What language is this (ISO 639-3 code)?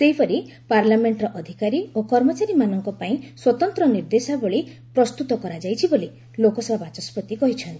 ori